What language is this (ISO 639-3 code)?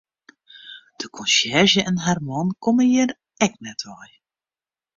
fry